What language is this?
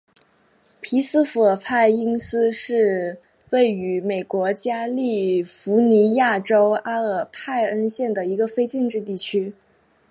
Chinese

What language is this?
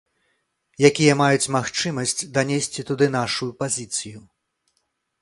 Belarusian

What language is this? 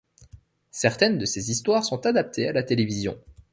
French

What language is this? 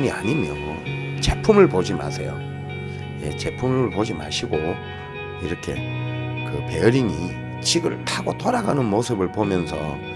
Korean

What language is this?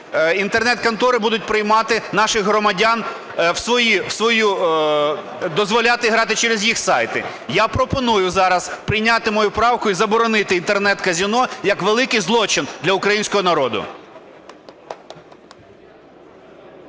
Ukrainian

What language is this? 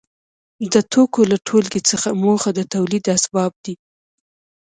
Pashto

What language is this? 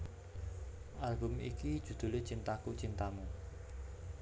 Javanese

